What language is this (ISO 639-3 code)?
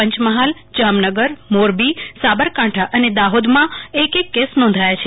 guj